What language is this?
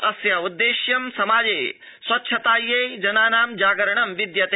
Sanskrit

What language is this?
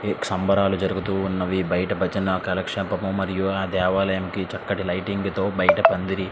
Telugu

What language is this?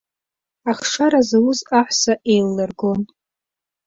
Abkhazian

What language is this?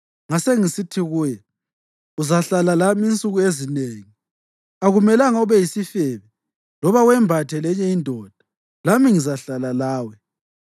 North Ndebele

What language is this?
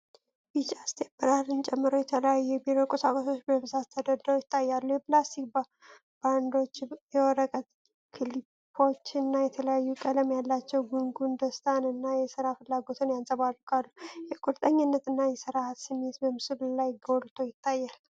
Amharic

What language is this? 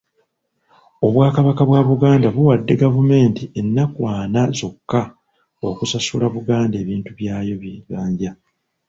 Ganda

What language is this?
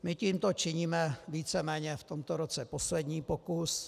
Czech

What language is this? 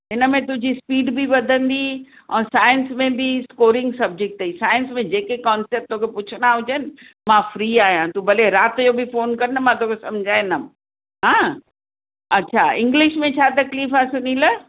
Sindhi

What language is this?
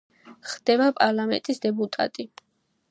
Georgian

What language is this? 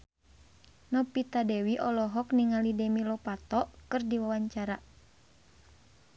Sundanese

